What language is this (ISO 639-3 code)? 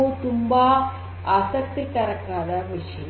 kan